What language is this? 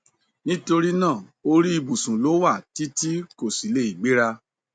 Yoruba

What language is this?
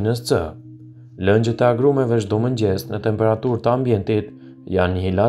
Romanian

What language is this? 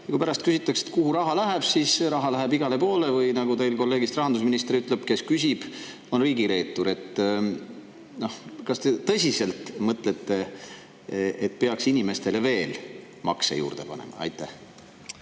Estonian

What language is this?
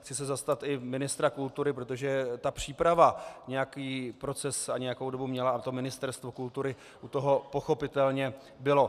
Czech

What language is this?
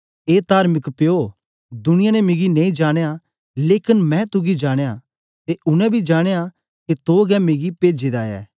Dogri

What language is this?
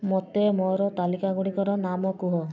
Odia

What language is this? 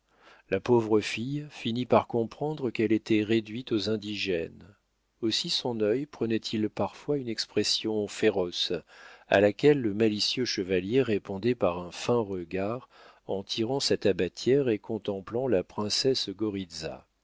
French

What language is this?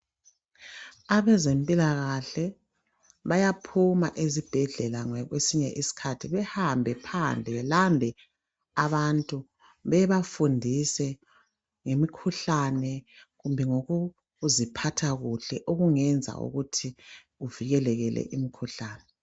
North Ndebele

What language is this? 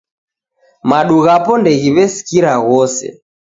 Taita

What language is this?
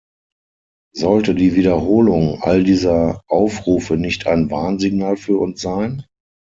German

